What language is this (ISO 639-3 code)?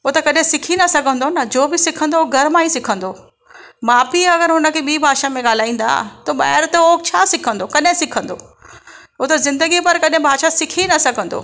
snd